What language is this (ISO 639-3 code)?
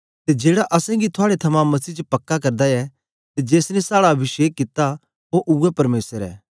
doi